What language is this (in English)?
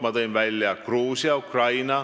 Estonian